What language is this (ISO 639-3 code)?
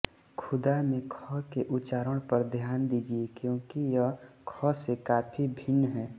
hin